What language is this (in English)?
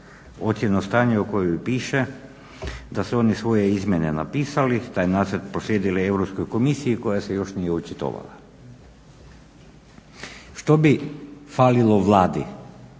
Croatian